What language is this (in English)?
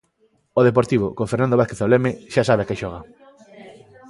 Galician